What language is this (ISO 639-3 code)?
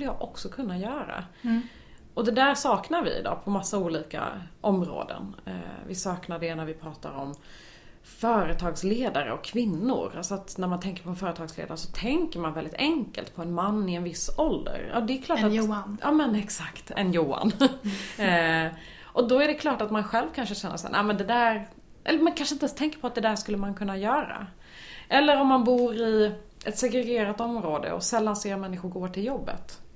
swe